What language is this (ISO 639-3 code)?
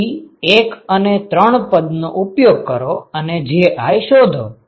guj